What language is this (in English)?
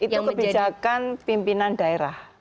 Indonesian